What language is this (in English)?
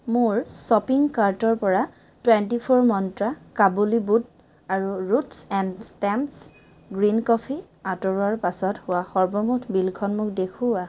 Assamese